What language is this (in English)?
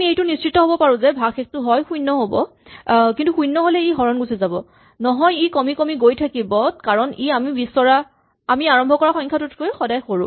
Assamese